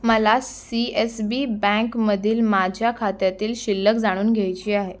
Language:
Marathi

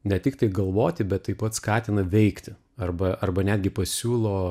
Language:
Lithuanian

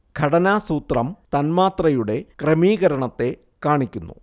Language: Malayalam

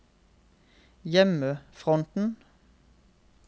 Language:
Norwegian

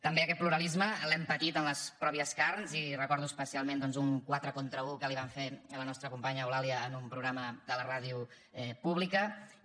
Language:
Catalan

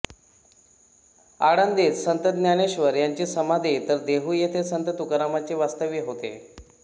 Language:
Marathi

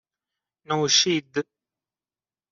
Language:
Persian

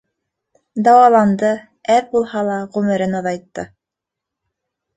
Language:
Bashkir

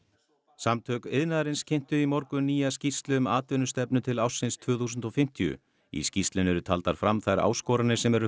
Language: Icelandic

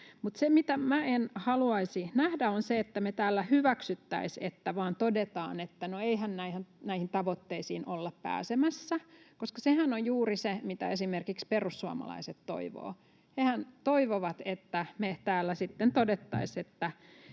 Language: Finnish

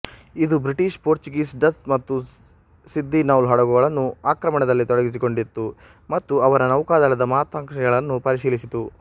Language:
Kannada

